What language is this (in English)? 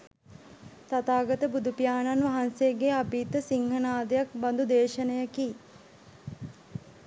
Sinhala